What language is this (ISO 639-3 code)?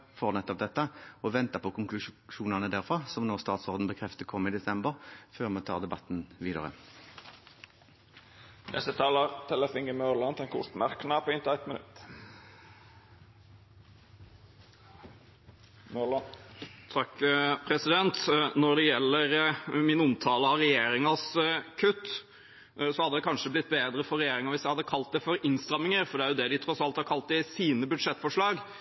nor